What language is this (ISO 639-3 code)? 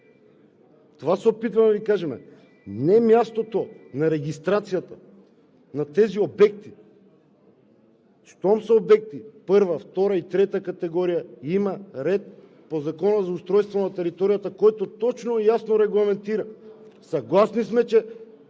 bul